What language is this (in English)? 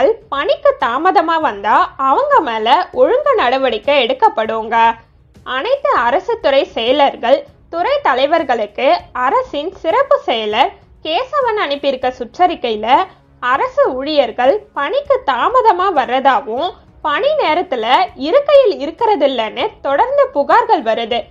Romanian